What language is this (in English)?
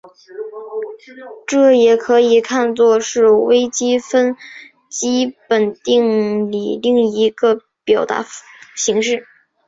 Chinese